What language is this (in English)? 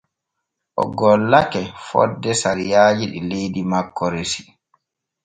Borgu Fulfulde